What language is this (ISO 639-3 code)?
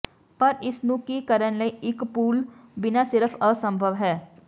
pan